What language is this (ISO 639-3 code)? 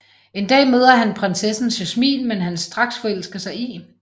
dan